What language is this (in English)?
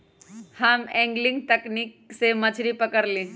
Magahi